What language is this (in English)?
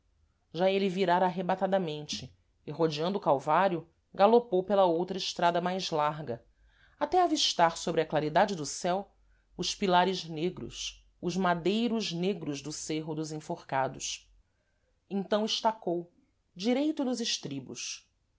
Portuguese